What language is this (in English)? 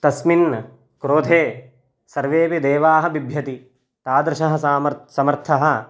Sanskrit